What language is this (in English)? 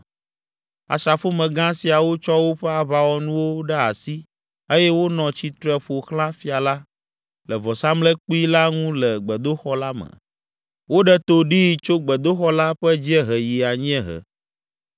Ewe